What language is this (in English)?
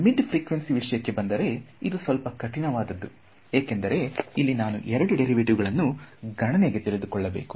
Kannada